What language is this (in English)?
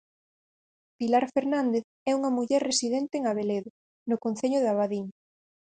Galician